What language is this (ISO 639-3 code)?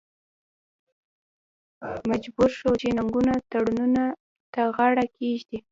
pus